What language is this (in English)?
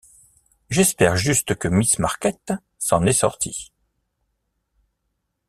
French